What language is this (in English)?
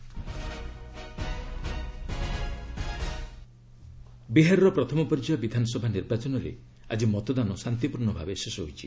Odia